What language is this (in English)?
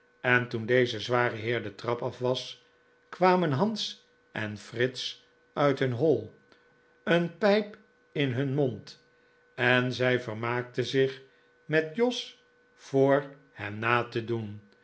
Dutch